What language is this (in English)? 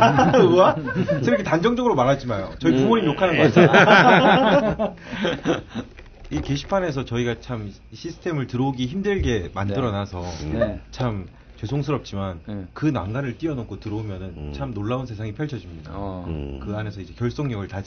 Korean